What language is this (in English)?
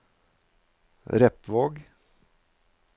Norwegian